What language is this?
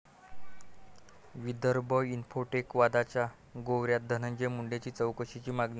Marathi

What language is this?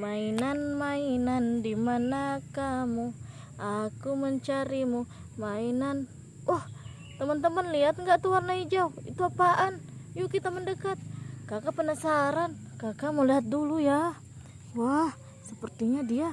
Indonesian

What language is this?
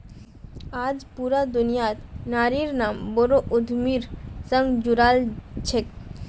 Magahi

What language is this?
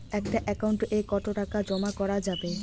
Bangla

